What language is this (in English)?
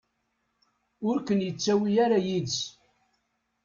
Kabyle